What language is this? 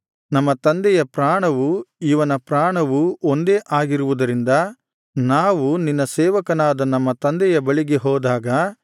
Kannada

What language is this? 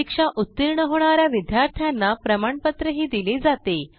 Marathi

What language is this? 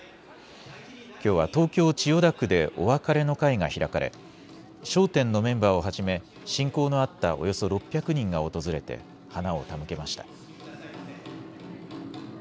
Japanese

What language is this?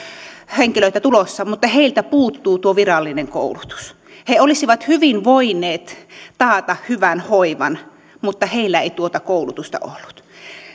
Finnish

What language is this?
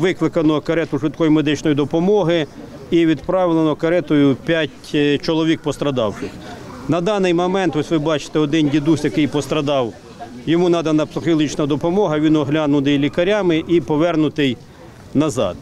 Russian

